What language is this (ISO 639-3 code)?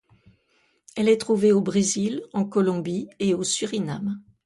fra